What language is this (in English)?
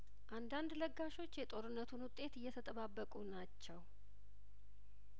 Amharic